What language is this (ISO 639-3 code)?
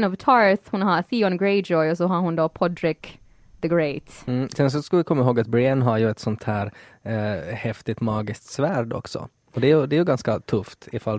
swe